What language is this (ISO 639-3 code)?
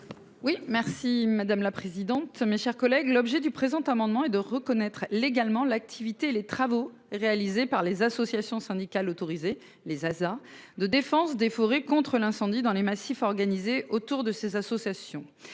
fra